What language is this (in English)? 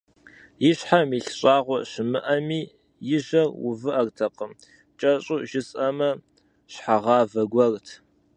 Kabardian